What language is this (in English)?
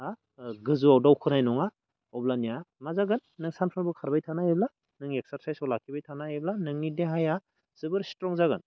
Bodo